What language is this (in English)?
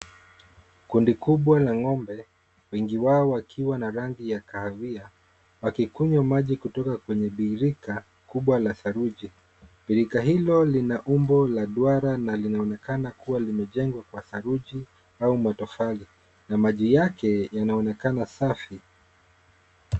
Swahili